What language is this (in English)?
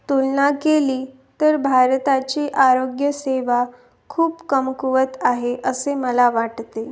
Marathi